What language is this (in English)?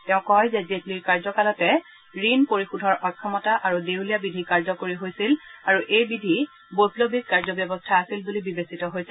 Assamese